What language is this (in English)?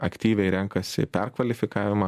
Lithuanian